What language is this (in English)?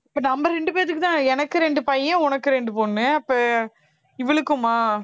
Tamil